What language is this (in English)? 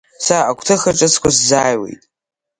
Abkhazian